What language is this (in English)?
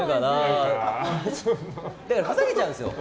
Japanese